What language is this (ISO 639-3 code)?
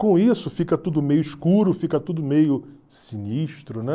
por